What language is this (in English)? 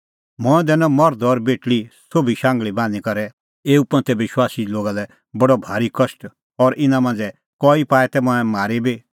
Kullu Pahari